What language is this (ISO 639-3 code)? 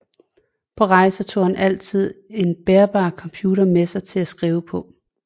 dan